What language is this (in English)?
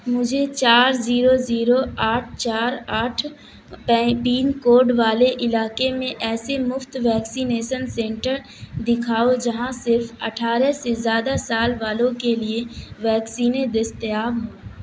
Urdu